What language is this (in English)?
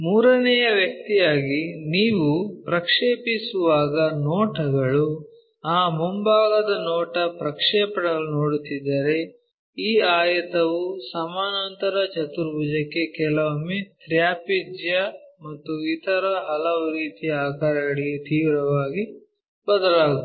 Kannada